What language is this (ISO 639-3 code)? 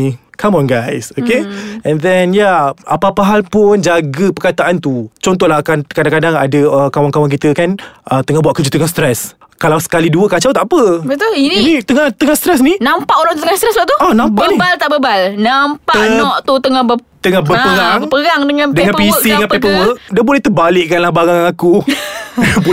msa